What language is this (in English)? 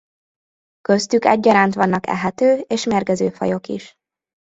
Hungarian